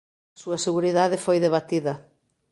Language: Galician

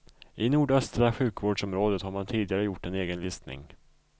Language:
Swedish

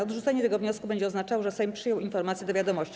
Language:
Polish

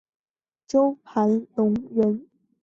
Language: Chinese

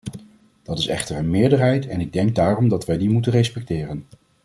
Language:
Dutch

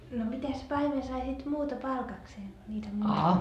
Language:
Finnish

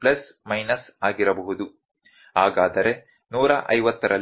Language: Kannada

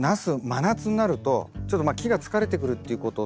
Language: Japanese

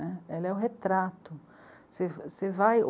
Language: Portuguese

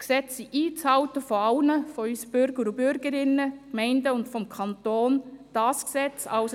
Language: Swiss German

